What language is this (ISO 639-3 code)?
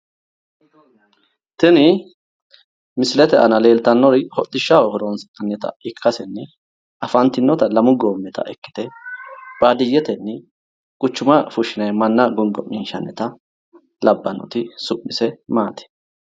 sid